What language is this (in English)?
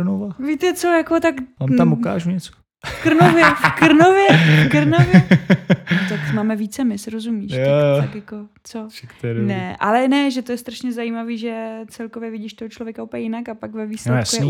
Czech